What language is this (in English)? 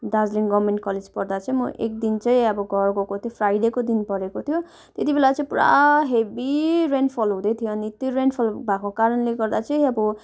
Nepali